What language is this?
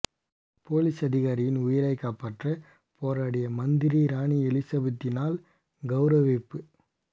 Tamil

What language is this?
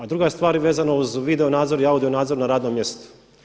Croatian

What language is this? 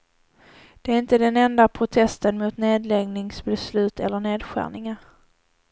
Swedish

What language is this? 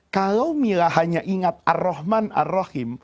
Indonesian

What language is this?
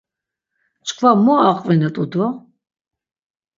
Laz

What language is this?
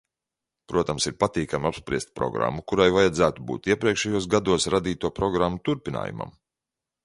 Latvian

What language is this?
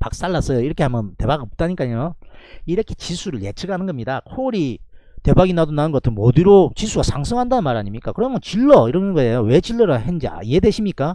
Korean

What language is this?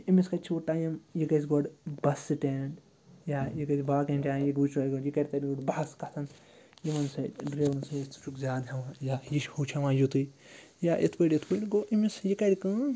Kashmiri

